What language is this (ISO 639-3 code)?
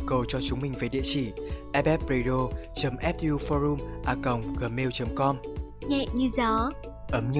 vie